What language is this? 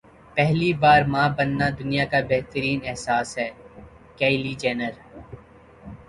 Urdu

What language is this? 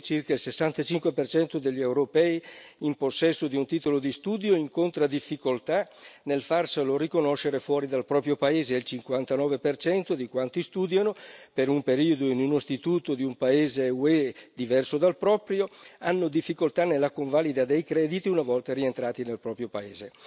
Italian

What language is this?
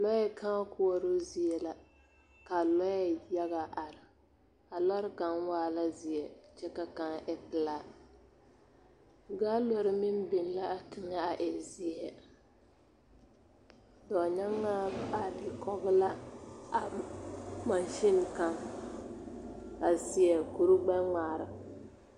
Southern Dagaare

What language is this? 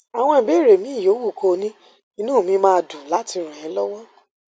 Yoruba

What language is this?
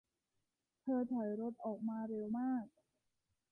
Thai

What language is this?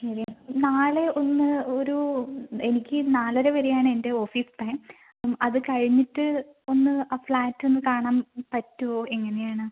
Malayalam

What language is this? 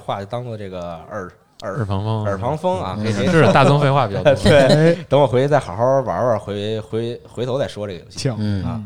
Chinese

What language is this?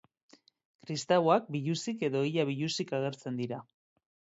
Basque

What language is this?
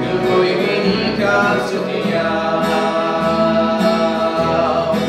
Romanian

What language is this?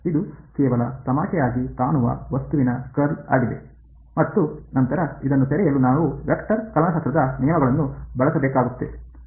Kannada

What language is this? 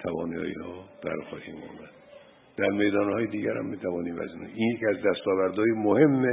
Persian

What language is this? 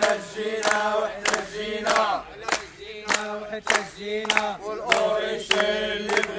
Arabic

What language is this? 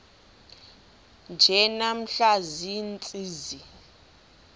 Xhosa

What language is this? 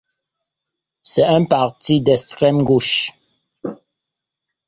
French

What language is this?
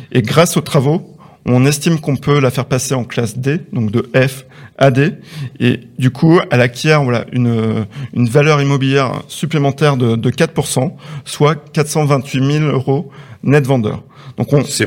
French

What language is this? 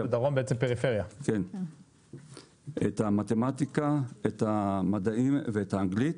Hebrew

